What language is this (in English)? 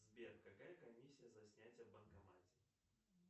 Russian